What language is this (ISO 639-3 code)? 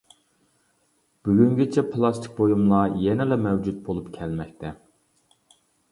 uig